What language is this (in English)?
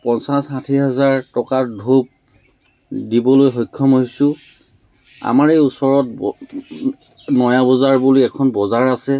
Assamese